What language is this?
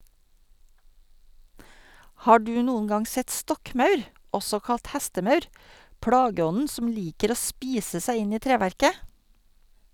Norwegian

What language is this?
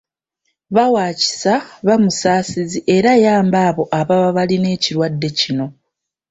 Ganda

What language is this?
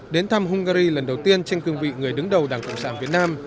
Vietnamese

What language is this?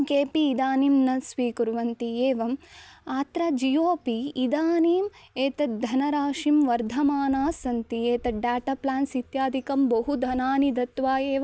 Sanskrit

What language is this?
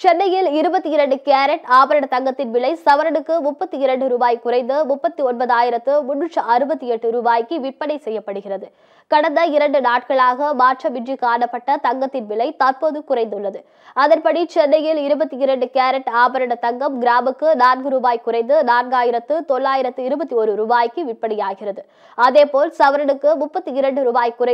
Arabic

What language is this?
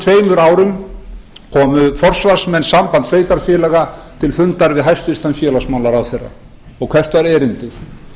Icelandic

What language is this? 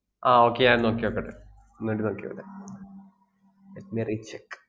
Malayalam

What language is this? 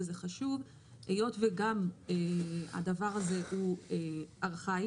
Hebrew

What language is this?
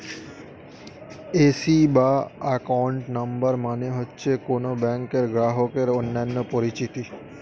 Bangla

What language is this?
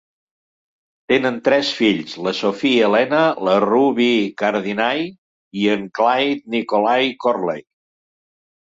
Catalan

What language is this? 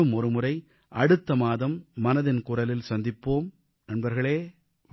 Tamil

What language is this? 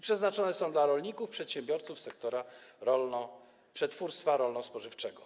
Polish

